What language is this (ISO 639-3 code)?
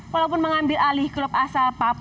ind